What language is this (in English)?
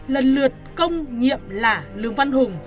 Vietnamese